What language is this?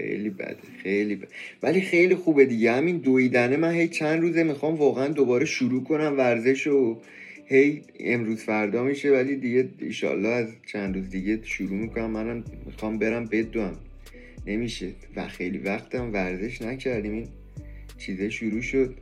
Persian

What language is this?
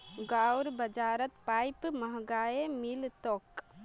Magahi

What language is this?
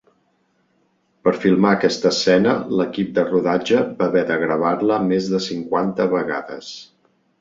Catalan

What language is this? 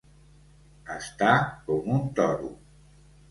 Catalan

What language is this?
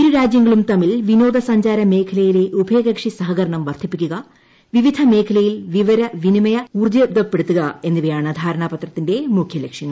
Malayalam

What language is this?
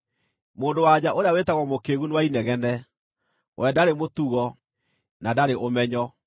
Kikuyu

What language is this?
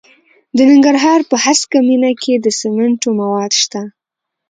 Pashto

